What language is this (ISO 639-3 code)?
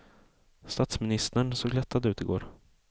swe